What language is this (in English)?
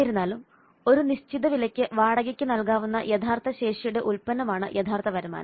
Malayalam